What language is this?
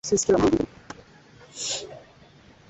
Swahili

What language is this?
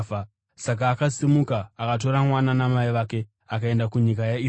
Shona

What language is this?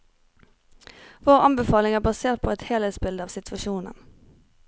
Norwegian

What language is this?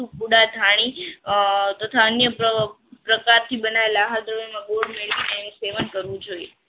Gujarati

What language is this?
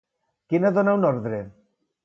Catalan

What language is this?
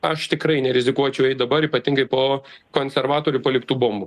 Lithuanian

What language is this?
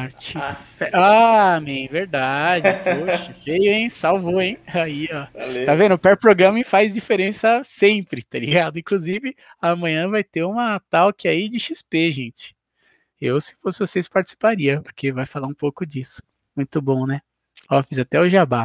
Portuguese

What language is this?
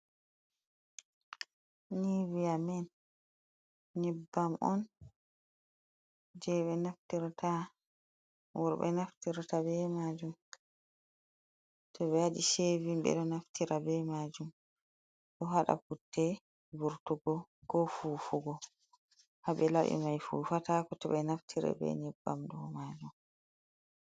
Fula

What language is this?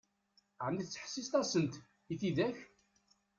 Kabyle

